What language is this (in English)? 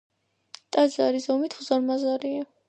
Georgian